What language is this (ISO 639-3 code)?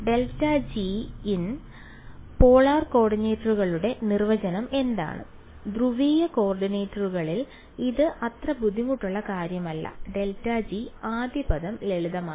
mal